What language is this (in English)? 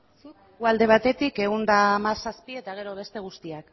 Basque